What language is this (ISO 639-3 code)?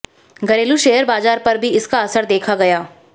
hin